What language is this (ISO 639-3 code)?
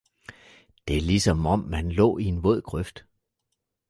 dan